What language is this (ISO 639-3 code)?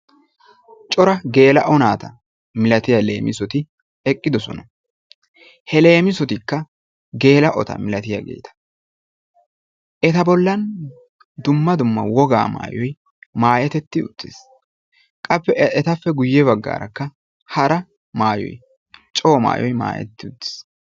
wal